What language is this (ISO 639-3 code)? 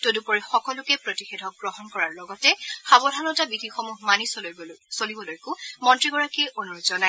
asm